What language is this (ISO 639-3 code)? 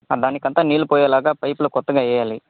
tel